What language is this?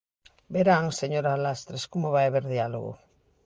Galician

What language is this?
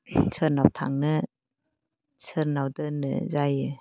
Bodo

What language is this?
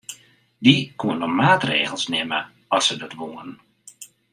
Western Frisian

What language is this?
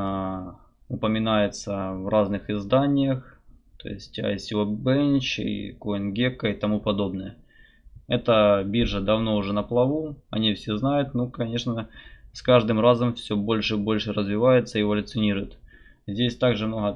Russian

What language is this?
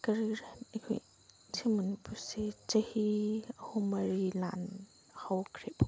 Manipuri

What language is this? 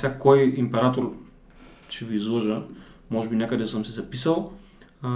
Bulgarian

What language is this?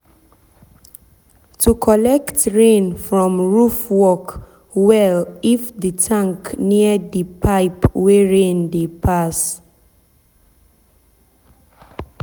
Nigerian Pidgin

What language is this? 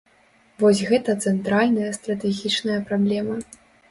Belarusian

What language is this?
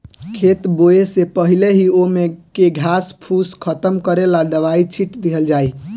Bhojpuri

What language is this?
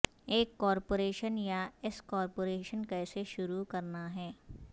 Urdu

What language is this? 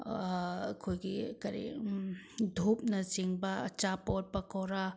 Manipuri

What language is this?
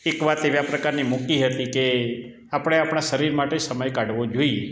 Gujarati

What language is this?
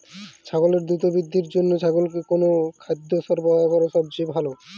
Bangla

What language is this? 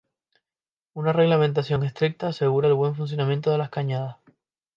Spanish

